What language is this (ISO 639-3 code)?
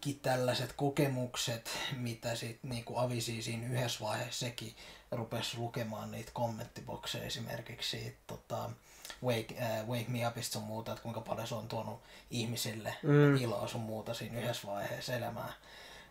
fin